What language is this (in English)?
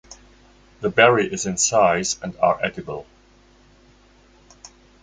English